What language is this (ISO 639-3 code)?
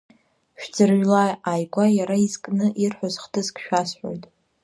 abk